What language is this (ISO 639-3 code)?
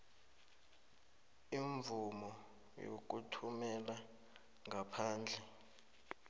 nbl